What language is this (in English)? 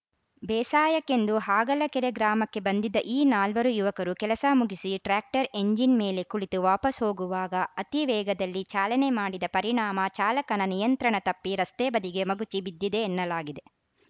Kannada